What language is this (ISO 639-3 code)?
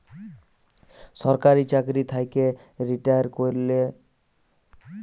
ben